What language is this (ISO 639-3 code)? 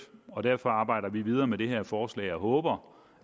dan